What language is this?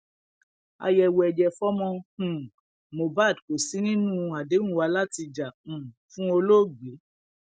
Yoruba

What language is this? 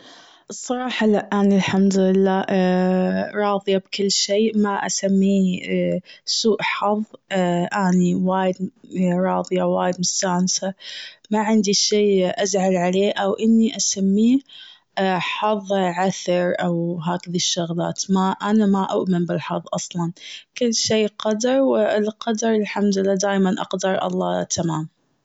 Gulf Arabic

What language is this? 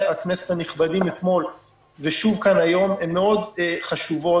Hebrew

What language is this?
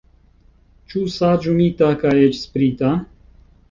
Esperanto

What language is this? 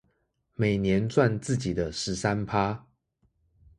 Chinese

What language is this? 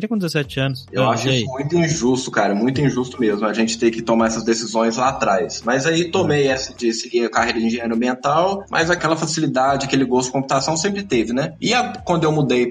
Portuguese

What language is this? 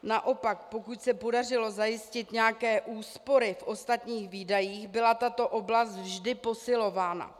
Czech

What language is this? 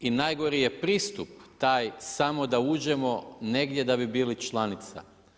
Croatian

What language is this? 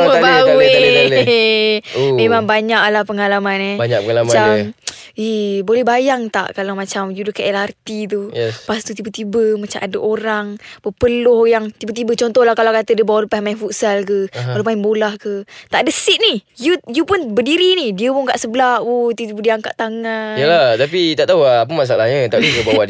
Malay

